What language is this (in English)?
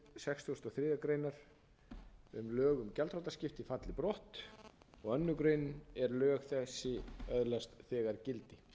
Icelandic